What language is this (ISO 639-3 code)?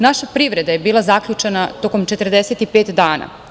srp